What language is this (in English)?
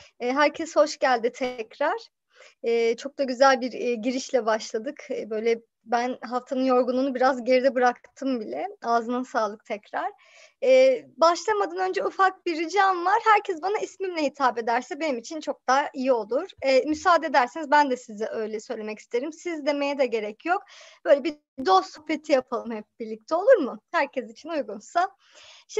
Turkish